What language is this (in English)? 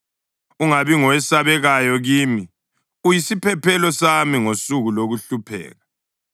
North Ndebele